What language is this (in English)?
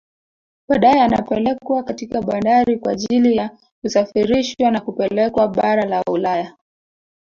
Swahili